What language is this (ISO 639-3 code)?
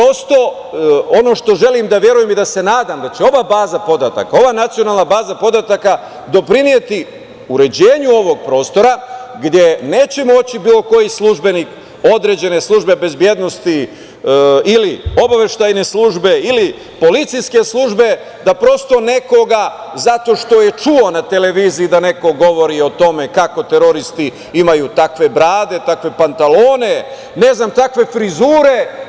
srp